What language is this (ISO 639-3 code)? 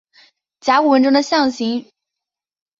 zho